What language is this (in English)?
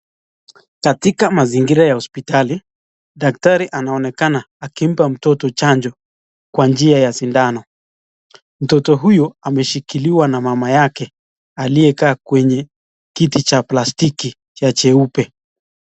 Swahili